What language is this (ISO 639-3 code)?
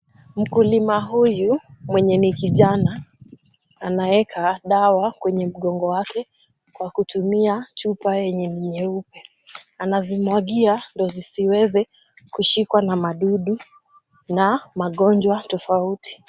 swa